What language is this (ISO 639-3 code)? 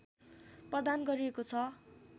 nep